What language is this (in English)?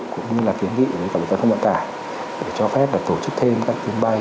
Vietnamese